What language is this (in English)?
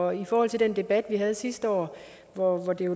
Danish